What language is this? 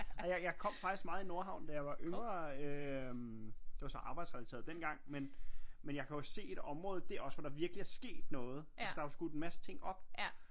Danish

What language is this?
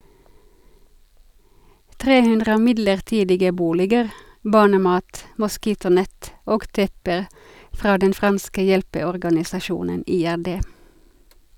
Norwegian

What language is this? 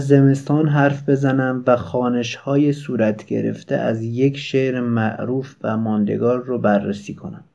Persian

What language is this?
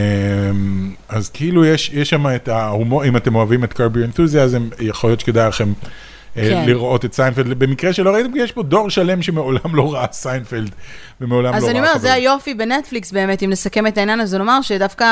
Hebrew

